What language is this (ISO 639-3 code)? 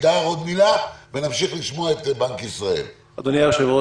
heb